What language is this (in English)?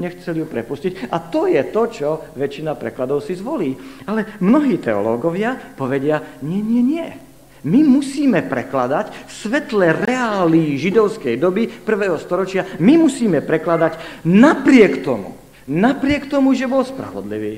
Slovak